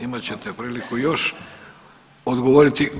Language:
Croatian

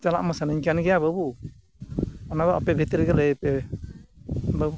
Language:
Santali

